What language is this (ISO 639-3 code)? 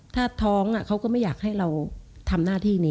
tha